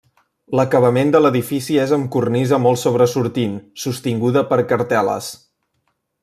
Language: Catalan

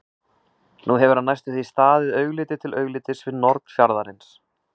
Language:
Icelandic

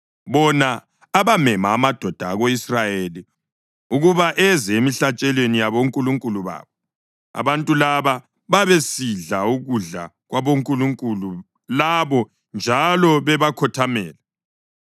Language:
North Ndebele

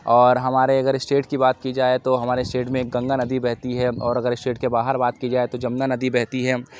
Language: Urdu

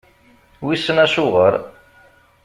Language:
Kabyle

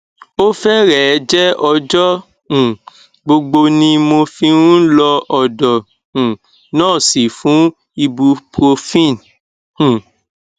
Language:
Yoruba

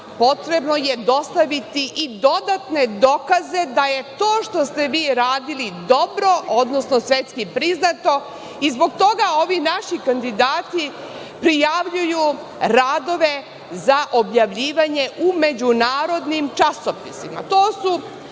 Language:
Serbian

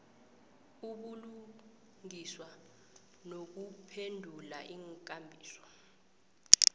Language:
South Ndebele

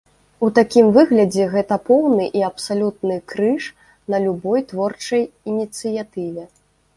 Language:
Belarusian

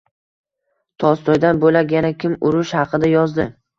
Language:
Uzbek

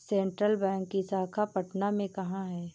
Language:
Hindi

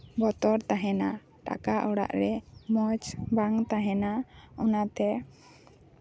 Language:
Santali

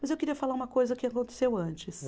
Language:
Portuguese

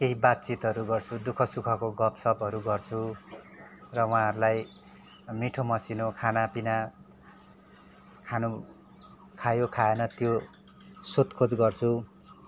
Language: Nepali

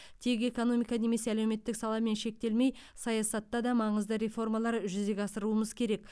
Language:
Kazakh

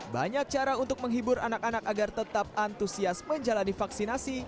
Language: Indonesian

